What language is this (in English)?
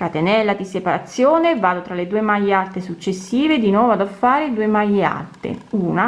Italian